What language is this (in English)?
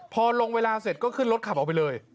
Thai